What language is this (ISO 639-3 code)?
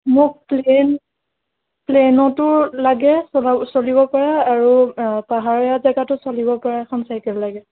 asm